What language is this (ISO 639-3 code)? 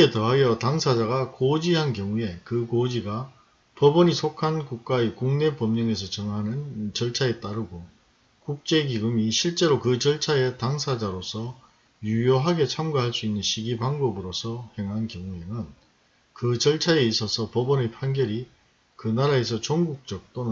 kor